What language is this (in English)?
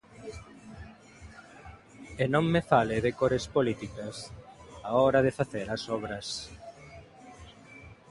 Galician